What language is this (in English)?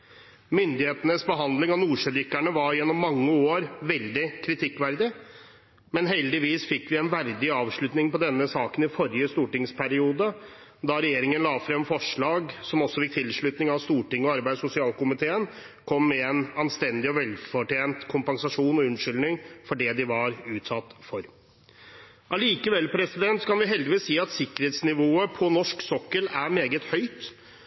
Norwegian Bokmål